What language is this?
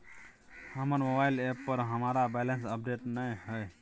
Maithili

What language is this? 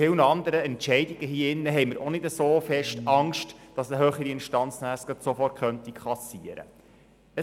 Swiss German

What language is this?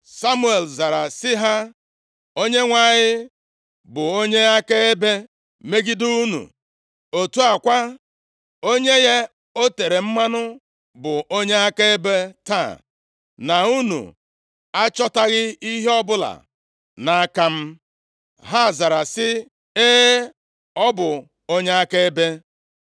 Igbo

